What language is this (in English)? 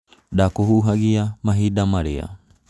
Kikuyu